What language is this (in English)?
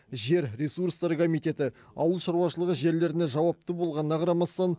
Kazakh